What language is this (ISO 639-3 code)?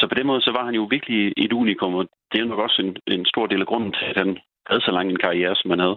dan